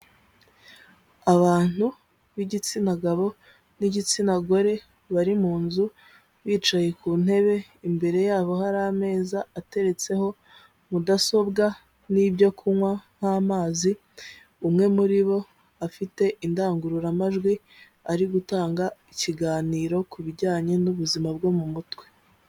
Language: Kinyarwanda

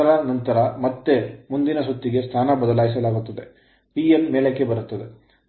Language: Kannada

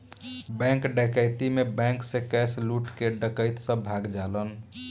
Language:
Bhojpuri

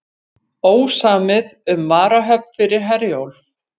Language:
Icelandic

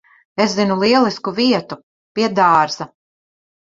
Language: Latvian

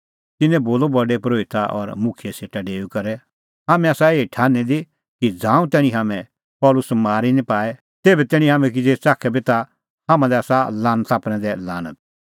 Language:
Kullu Pahari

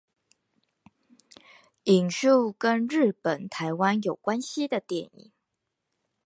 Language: Chinese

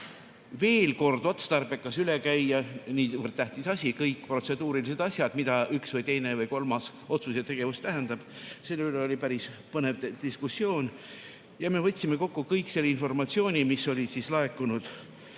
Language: Estonian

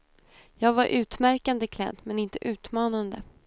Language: Swedish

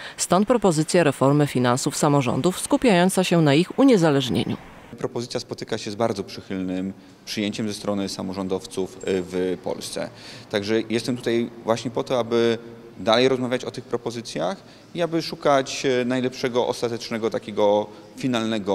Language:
Polish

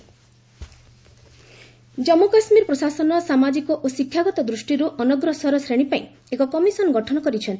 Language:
Odia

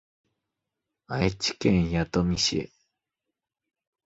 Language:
Japanese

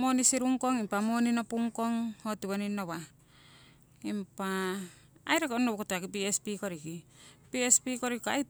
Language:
Siwai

